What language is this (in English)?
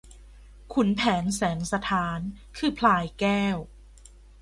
Thai